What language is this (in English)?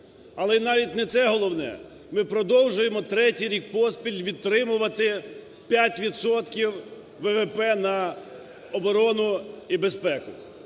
Ukrainian